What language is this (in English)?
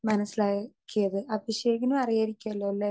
Malayalam